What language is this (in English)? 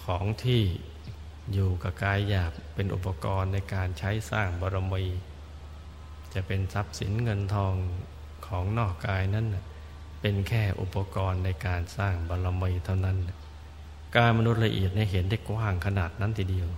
Thai